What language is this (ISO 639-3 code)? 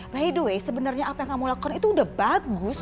ind